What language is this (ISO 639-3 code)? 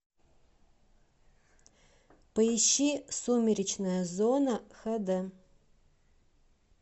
rus